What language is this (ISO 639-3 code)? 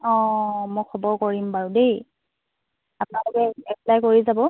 asm